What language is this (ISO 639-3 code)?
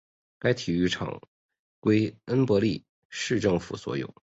zho